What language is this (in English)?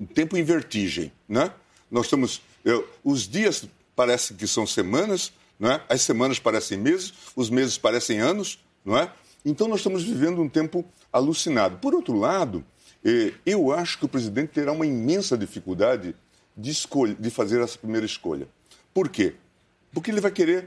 Portuguese